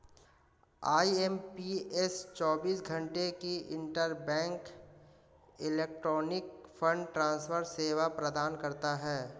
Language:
Hindi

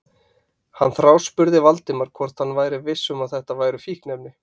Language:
Icelandic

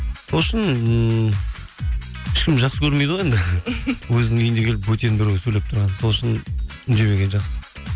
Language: Kazakh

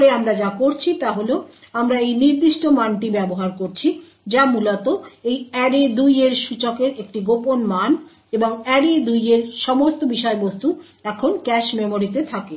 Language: Bangla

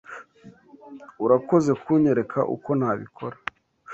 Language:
Kinyarwanda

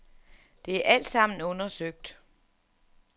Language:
Danish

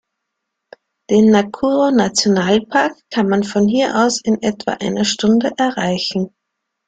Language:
German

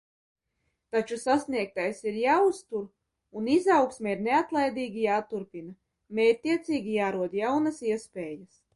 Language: Latvian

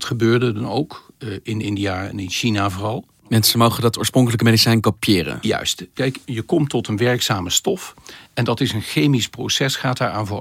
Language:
Dutch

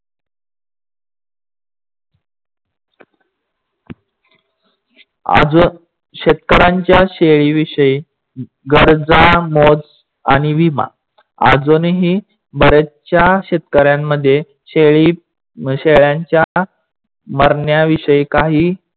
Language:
Marathi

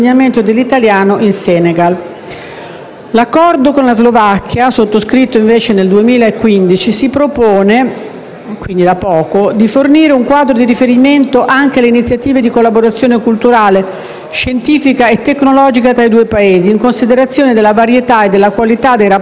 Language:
Italian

